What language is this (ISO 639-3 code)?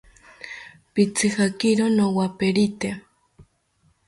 cpy